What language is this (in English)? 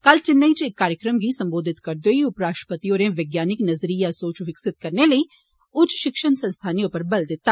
Dogri